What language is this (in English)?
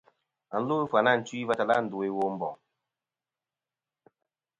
Kom